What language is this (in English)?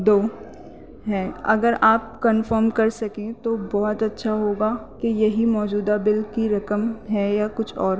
Urdu